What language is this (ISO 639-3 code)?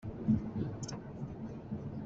cnh